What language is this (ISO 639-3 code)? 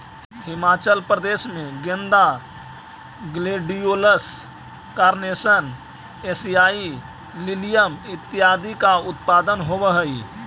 mag